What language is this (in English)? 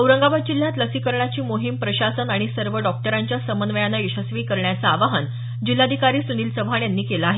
Marathi